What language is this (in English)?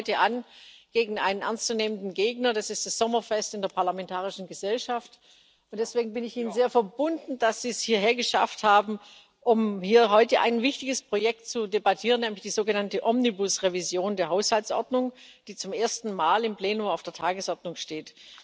German